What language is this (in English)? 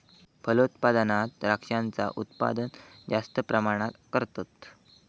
Marathi